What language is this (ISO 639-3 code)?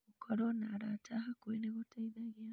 kik